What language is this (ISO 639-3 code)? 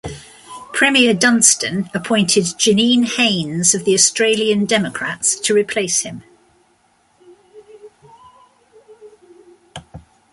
eng